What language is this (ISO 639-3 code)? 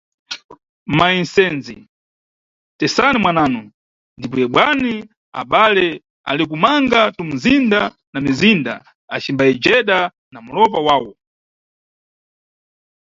nyu